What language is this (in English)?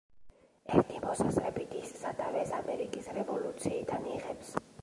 Georgian